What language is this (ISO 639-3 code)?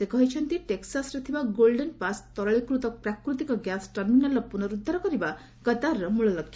ori